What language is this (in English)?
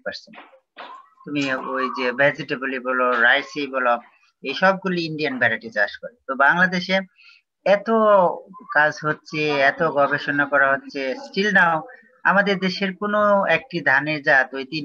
Indonesian